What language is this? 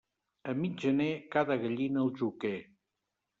Catalan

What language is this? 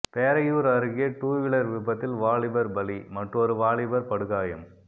Tamil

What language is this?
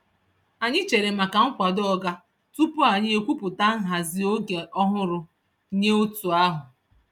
Igbo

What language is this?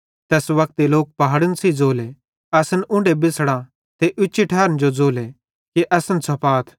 Bhadrawahi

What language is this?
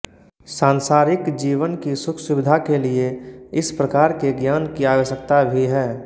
Hindi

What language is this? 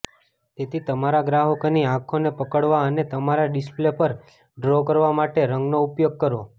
Gujarati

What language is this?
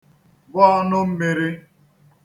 Igbo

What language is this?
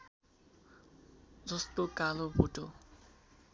Nepali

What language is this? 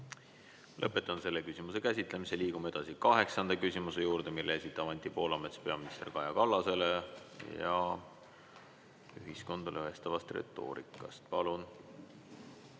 Estonian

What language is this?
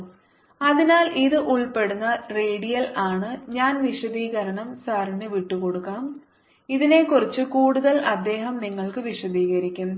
Malayalam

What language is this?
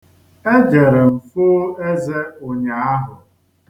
Igbo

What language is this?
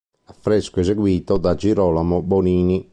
Italian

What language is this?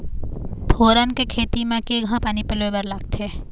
Chhattisgarhi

